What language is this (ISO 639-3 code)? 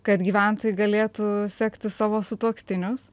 lit